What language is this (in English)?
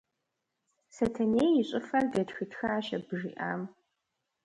Kabardian